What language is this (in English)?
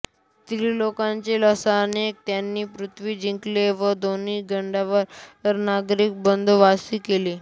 Marathi